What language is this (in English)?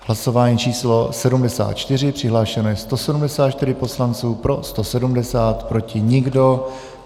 Czech